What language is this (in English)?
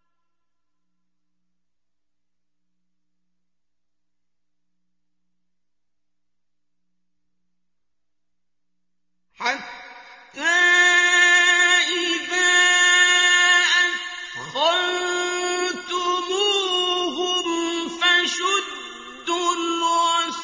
Arabic